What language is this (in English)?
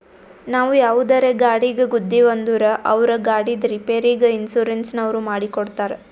Kannada